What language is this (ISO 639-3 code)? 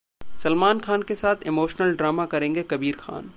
hin